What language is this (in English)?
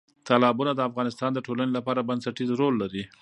Pashto